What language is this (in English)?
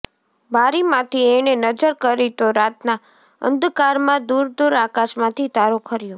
Gujarati